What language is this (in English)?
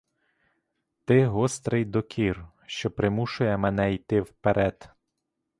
Ukrainian